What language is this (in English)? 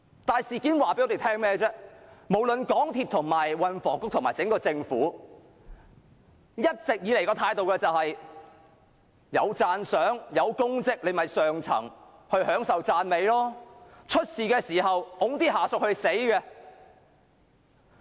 Cantonese